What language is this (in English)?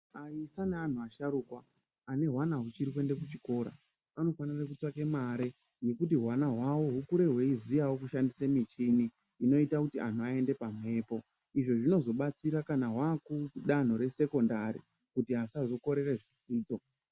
Ndau